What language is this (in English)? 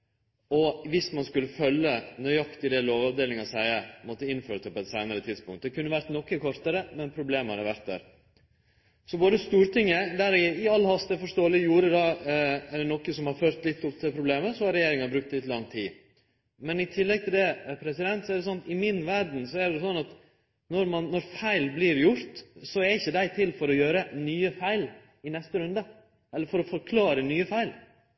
Norwegian Nynorsk